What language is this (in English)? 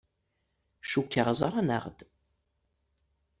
Kabyle